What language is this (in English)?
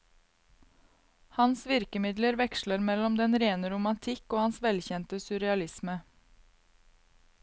Norwegian